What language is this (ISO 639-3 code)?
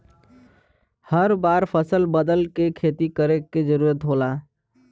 bho